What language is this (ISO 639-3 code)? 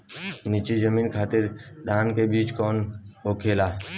bho